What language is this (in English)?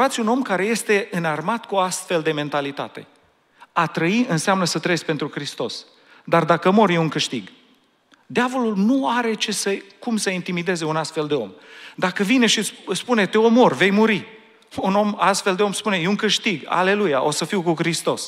Romanian